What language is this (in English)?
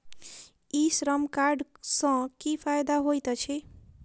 Maithili